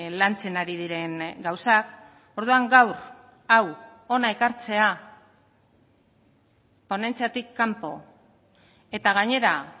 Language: Basque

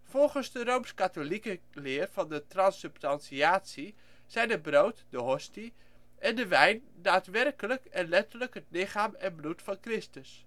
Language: Dutch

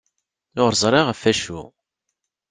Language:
Kabyle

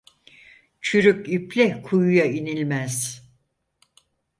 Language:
Turkish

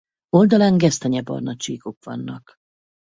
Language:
Hungarian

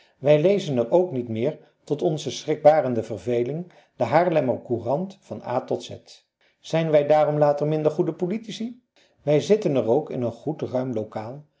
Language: Dutch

